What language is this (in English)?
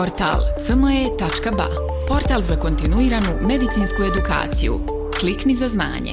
Croatian